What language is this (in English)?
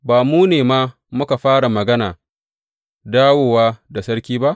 Hausa